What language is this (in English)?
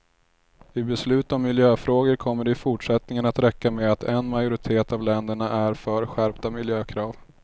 Swedish